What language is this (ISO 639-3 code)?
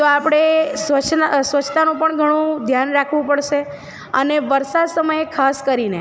guj